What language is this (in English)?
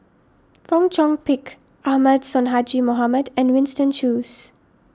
English